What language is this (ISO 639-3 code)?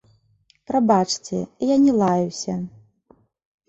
bel